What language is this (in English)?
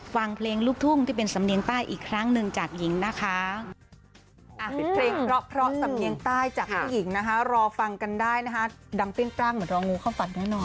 Thai